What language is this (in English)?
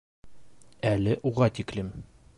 Bashkir